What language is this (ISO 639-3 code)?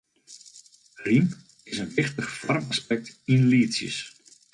fry